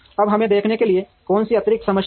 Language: Hindi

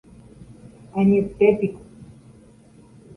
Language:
Guarani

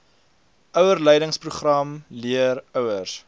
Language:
Afrikaans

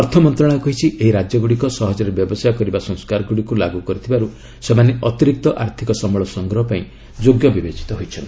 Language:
Odia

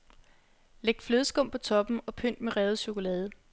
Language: Danish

